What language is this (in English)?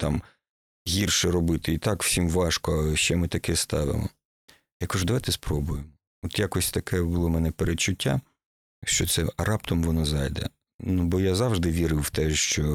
Ukrainian